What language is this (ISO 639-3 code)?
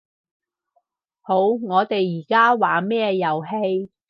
yue